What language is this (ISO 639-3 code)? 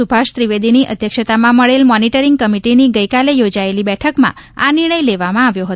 guj